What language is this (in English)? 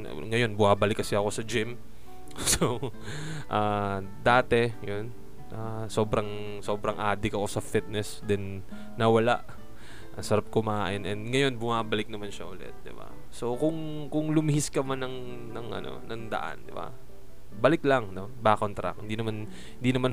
Filipino